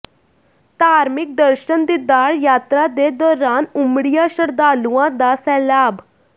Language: Punjabi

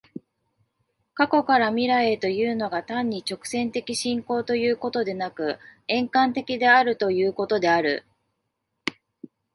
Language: Japanese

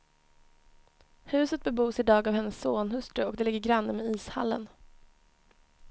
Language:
Swedish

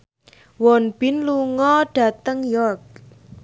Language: Javanese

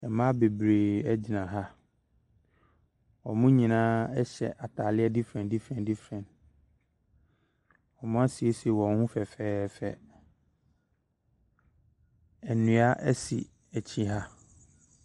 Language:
Akan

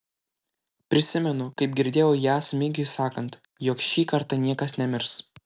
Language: Lithuanian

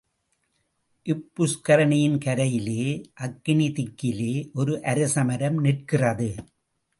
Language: Tamil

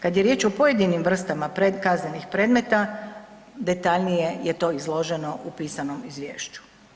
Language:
Croatian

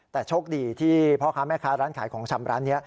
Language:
Thai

